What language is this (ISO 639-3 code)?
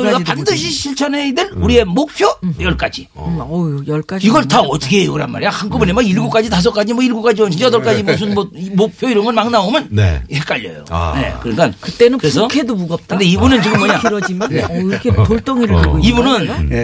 kor